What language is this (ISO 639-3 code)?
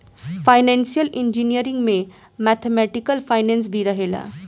bho